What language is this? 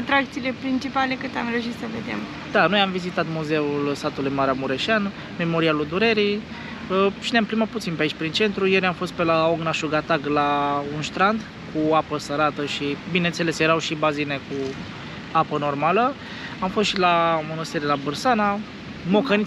Romanian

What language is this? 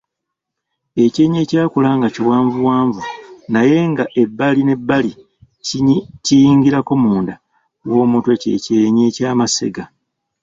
Ganda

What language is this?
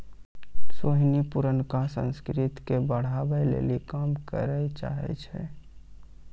Maithili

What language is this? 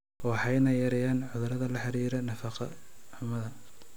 Somali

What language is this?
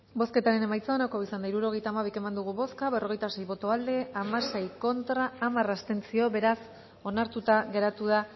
Basque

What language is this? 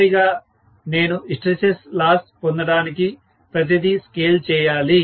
Telugu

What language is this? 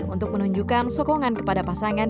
Indonesian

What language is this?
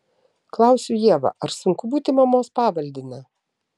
Lithuanian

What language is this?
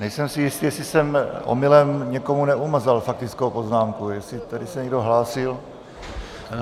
Czech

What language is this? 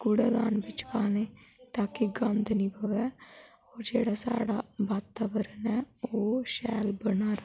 Dogri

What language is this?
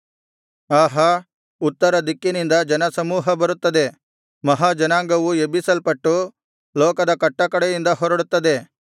Kannada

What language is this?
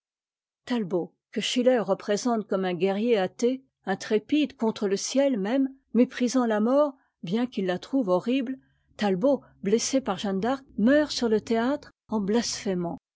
French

